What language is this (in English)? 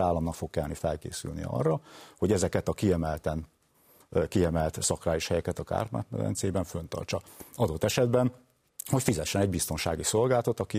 Hungarian